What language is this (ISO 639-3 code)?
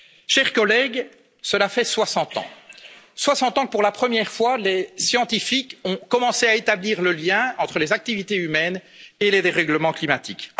fra